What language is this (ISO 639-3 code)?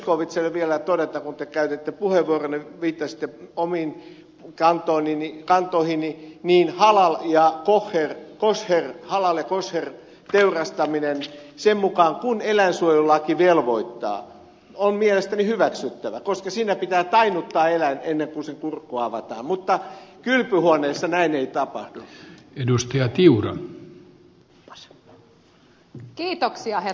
fin